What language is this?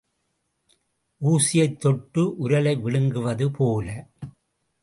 Tamil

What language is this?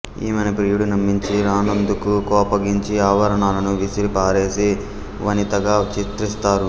Telugu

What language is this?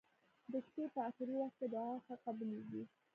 Pashto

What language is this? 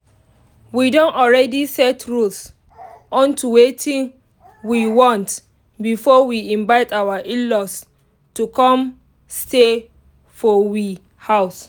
Nigerian Pidgin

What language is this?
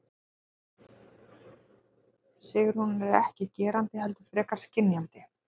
Icelandic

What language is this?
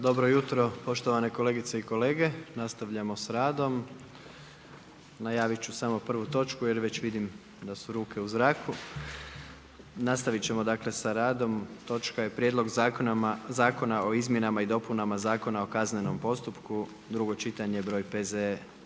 Croatian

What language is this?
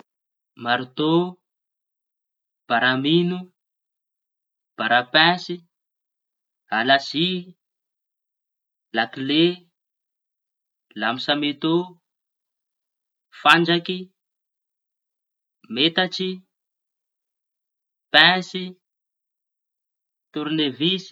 Tanosy Malagasy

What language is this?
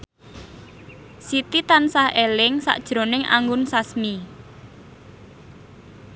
Javanese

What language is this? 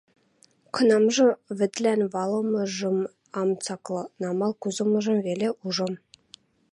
Western Mari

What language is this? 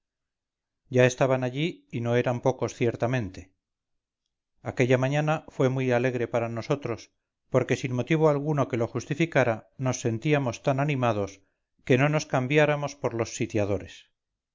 Spanish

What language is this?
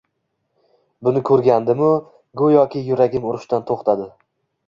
Uzbek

